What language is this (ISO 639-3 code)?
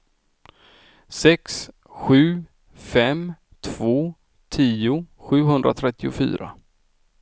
swe